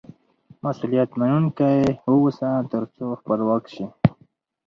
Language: Pashto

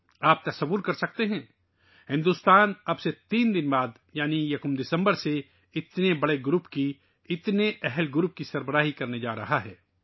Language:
Urdu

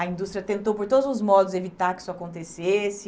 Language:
Portuguese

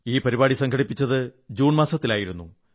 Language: Malayalam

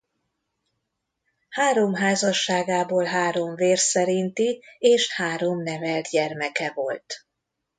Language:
Hungarian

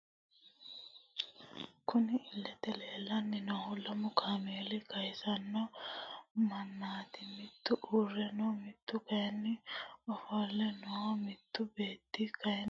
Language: Sidamo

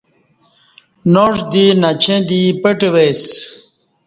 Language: Kati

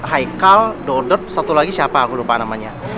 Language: Indonesian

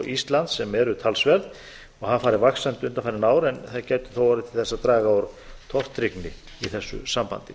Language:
Icelandic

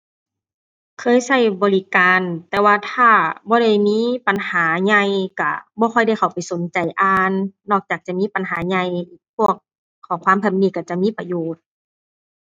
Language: Thai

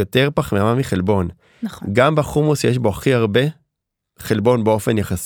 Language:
Hebrew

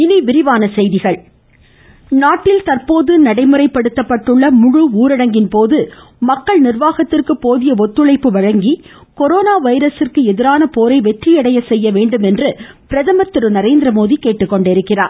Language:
Tamil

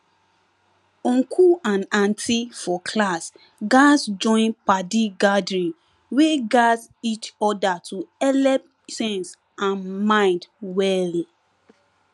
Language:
Nigerian Pidgin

